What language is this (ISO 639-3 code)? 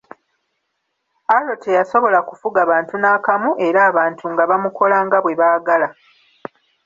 lug